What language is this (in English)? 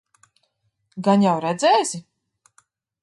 Latvian